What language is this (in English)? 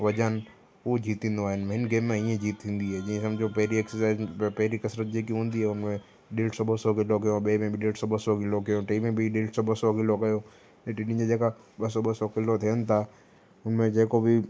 Sindhi